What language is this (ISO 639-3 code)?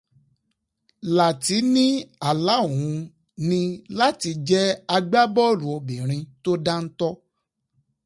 yor